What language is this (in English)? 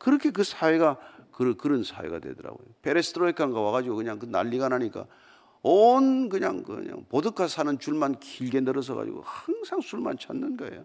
Korean